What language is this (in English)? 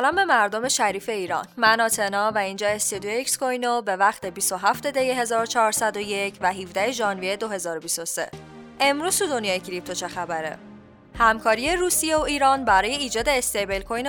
Persian